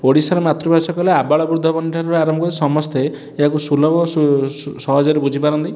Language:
Odia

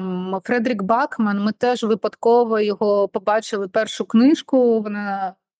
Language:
Ukrainian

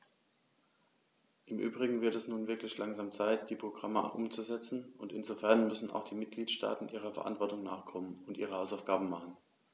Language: German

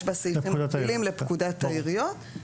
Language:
Hebrew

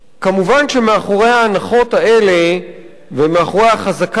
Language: Hebrew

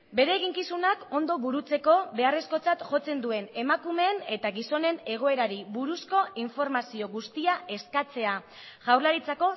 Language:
Basque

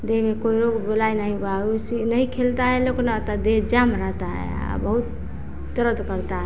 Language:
Hindi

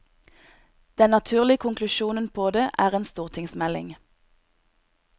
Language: Norwegian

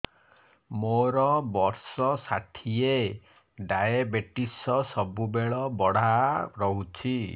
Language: Odia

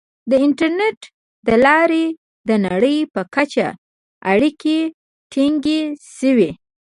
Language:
Pashto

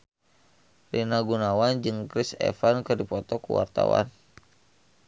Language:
Sundanese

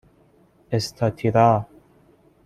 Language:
Persian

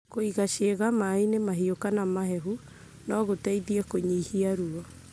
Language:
Kikuyu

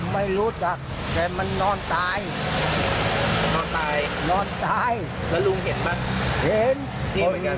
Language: Thai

